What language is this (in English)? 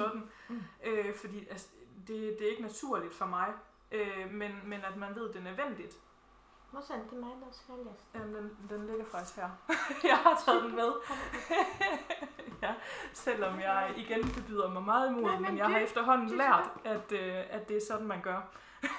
Danish